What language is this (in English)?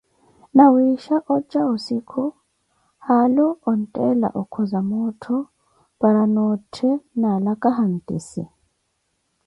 Koti